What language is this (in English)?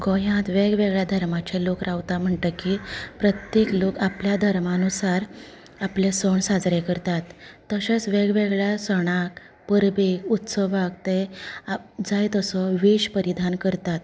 Konkani